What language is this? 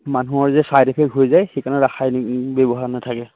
Assamese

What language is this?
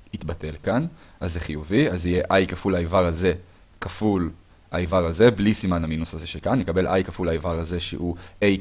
Hebrew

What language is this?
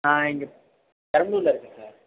Tamil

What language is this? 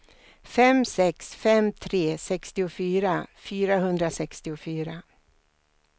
Swedish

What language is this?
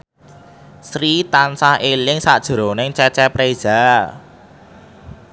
Javanese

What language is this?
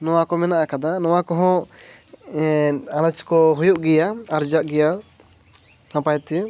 Santali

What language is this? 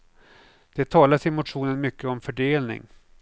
Swedish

